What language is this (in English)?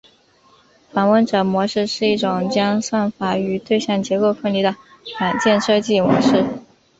Chinese